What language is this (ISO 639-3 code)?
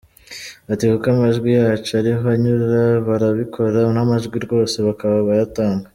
kin